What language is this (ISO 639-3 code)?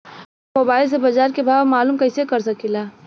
bho